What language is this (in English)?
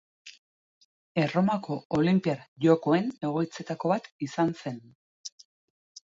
Basque